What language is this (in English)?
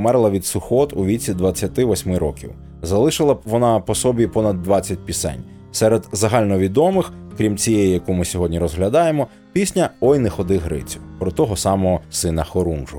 Ukrainian